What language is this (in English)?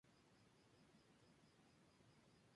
Spanish